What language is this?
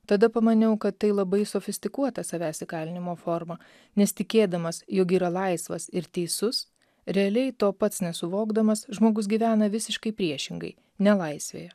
Lithuanian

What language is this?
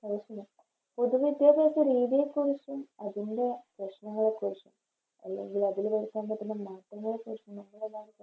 Malayalam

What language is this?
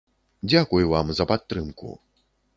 Belarusian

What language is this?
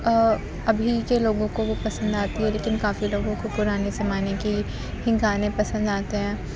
Urdu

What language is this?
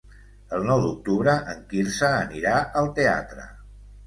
Catalan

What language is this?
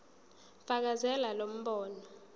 Zulu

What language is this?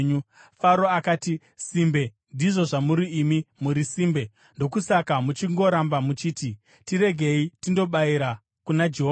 Shona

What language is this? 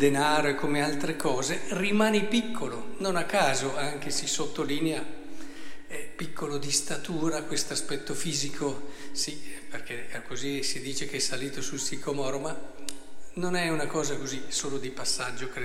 Italian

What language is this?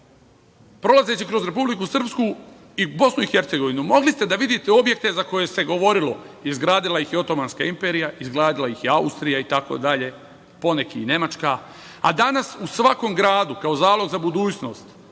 Serbian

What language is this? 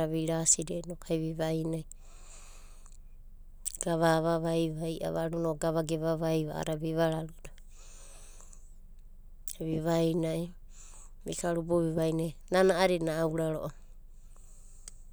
Abadi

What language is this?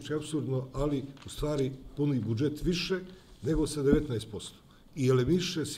Russian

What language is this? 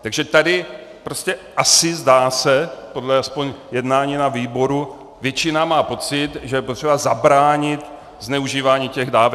Czech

